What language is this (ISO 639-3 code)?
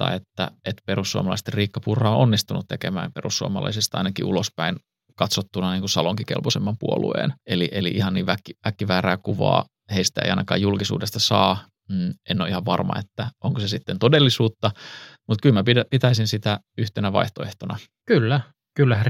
fin